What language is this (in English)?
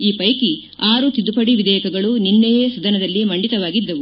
Kannada